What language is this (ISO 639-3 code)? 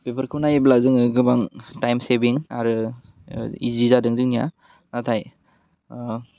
brx